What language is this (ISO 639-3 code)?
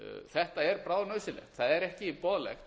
isl